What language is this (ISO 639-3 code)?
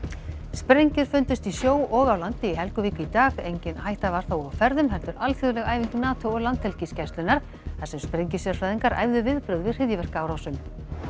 isl